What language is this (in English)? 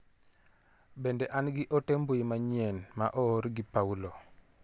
Luo (Kenya and Tanzania)